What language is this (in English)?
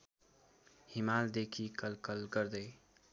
Nepali